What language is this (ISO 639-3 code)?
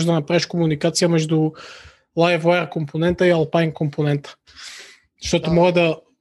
bul